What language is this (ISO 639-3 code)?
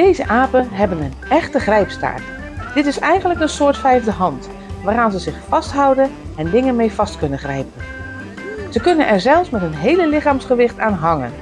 nld